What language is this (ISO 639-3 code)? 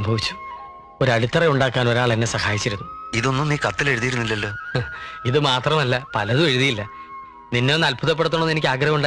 mal